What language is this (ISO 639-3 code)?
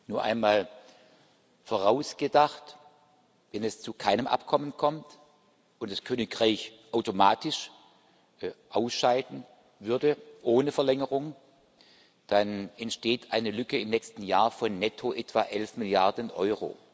deu